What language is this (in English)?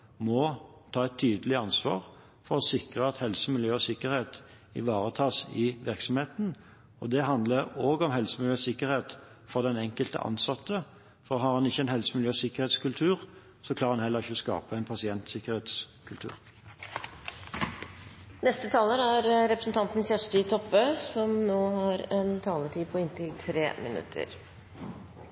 Norwegian